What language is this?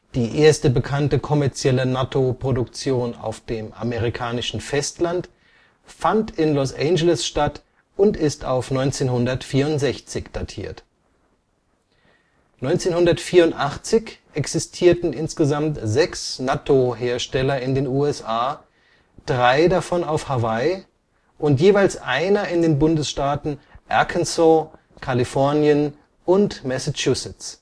German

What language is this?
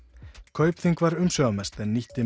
Icelandic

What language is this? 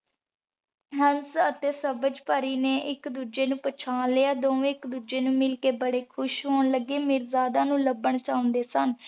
Punjabi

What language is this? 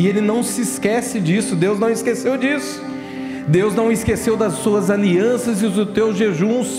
Portuguese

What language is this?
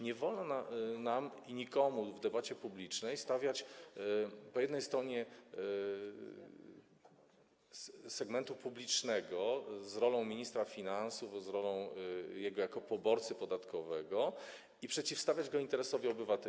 Polish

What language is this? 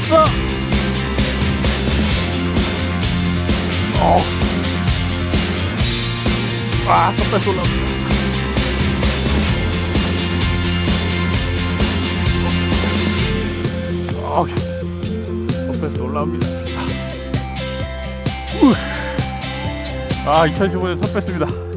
Korean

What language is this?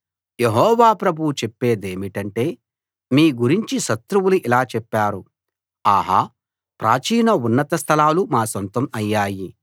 Telugu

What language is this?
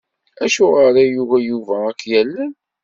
Kabyle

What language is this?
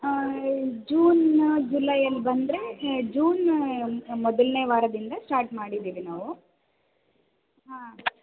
Kannada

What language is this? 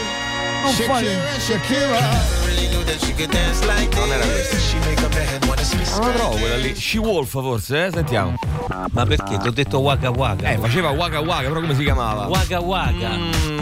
Italian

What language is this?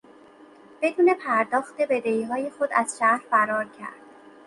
Persian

